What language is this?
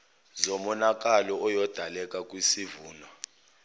Zulu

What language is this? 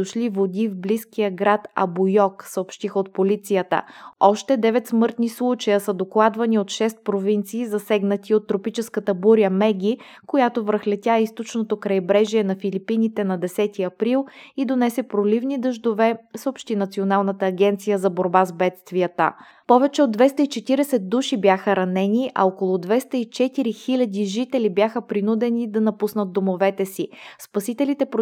Bulgarian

